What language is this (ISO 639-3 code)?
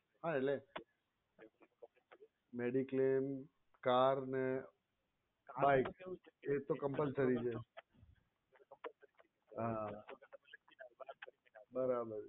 guj